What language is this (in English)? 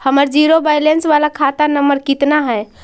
Magahi